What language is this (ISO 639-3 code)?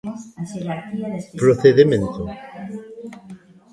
glg